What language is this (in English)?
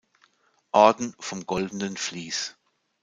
German